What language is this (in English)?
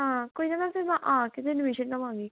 Punjabi